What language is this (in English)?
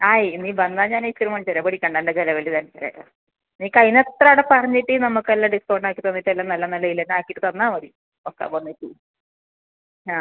Malayalam